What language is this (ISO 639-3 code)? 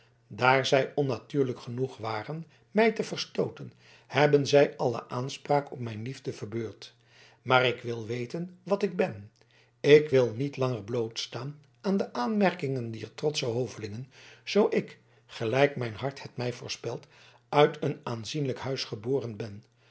nld